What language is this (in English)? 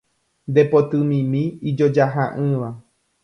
Guarani